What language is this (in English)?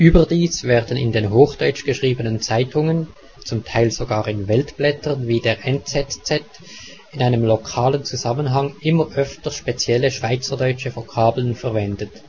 German